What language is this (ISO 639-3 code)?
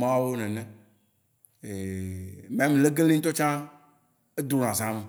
wci